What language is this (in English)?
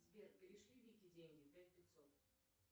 Russian